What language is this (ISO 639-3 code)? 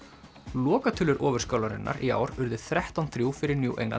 isl